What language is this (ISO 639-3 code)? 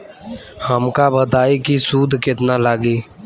bho